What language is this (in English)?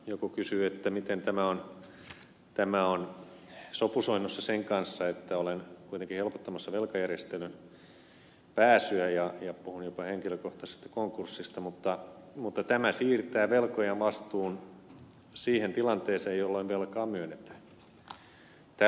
Finnish